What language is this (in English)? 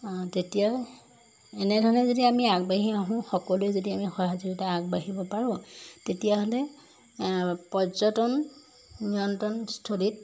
Assamese